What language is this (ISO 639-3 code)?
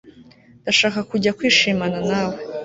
kin